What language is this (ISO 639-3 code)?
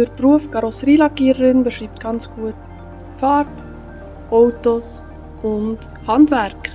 deu